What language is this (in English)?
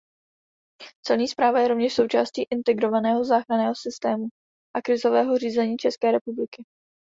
Czech